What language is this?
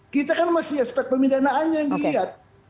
Indonesian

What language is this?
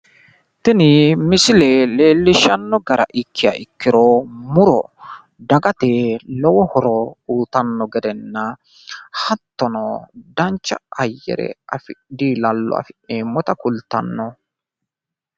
Sidamo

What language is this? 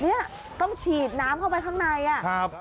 Thai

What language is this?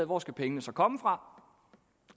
Danish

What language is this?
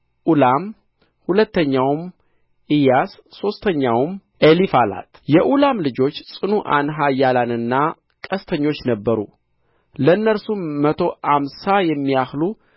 Amharic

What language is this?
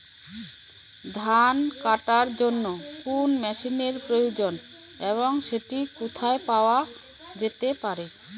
Bangla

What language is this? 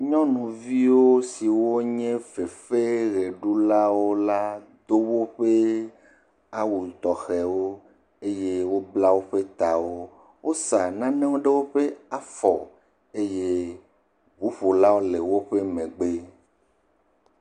Ewe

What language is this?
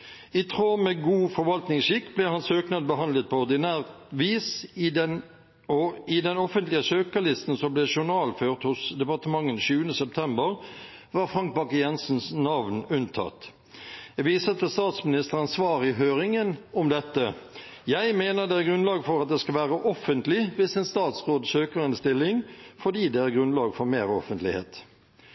Norwegian Bokmål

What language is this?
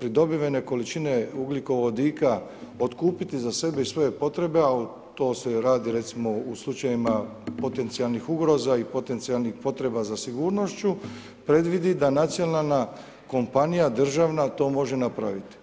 Croatian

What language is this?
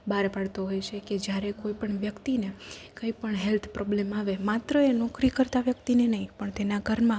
Gujarati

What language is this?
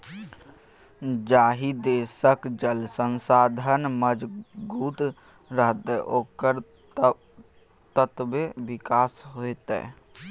Maithili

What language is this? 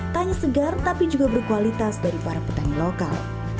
Indonesian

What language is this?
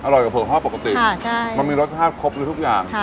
Thai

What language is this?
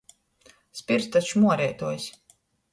Latgalian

